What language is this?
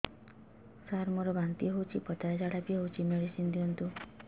Odia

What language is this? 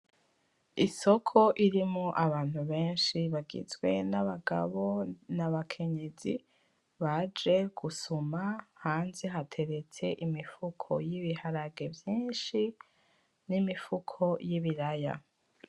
Rundi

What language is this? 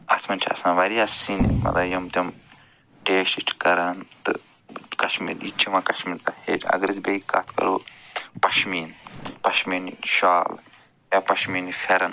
Kashmiri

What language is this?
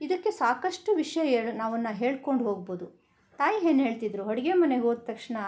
Kannada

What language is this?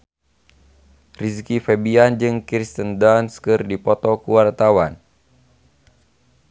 Sundanese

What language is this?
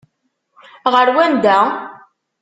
Kabyle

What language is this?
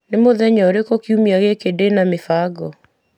Kikuyu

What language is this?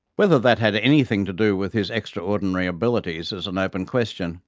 English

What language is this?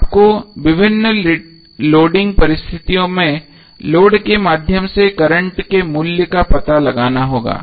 Hindi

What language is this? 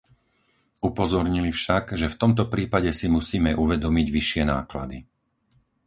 Slovak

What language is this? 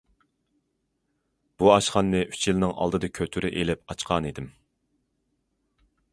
Uyghur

